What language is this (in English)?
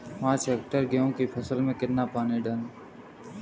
Hindi